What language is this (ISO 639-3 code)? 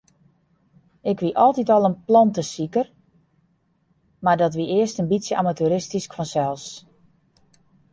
fry